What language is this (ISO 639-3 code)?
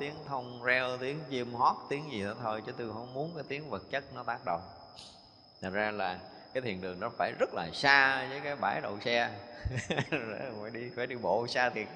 vie